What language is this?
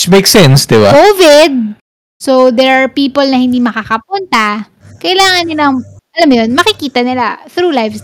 Filipino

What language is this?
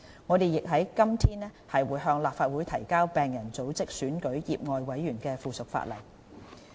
Cantonese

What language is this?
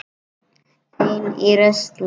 Icelandic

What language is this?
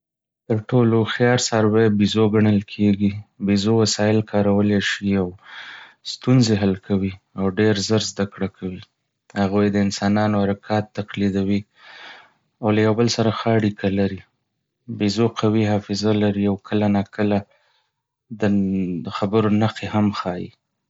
Pashto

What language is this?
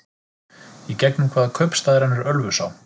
Icelandic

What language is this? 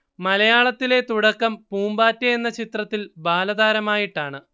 Malayalam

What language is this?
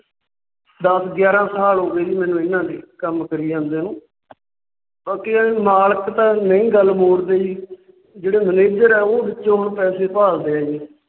Punjabi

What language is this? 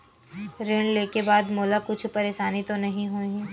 Chhattisgarhi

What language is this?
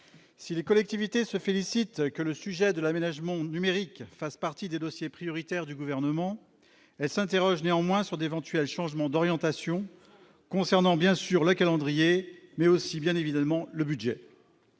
French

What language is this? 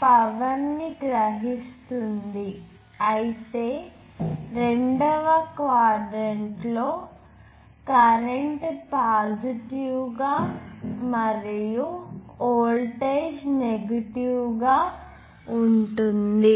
Telugu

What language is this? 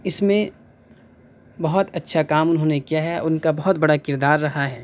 Urdu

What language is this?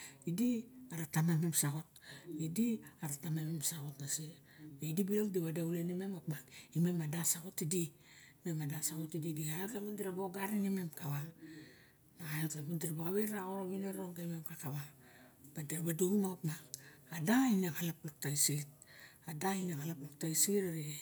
Barok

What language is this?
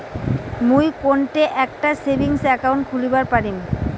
Bangla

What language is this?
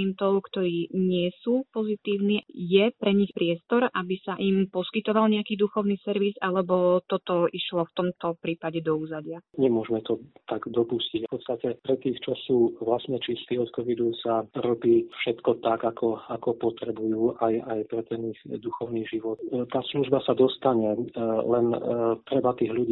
Slovak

